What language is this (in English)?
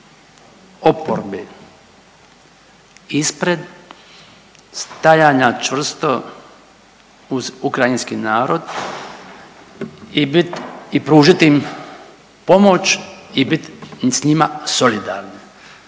Croatian